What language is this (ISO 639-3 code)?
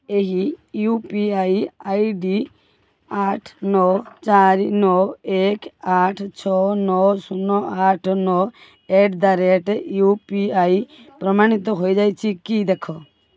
ori